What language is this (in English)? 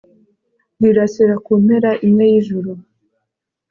Kinyarwanda